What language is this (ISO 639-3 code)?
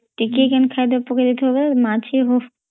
ori